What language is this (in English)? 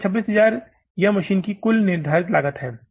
Hindi